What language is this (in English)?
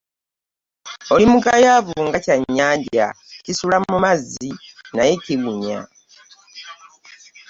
Ganda